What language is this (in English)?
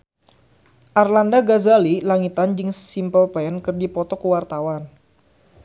Sundanese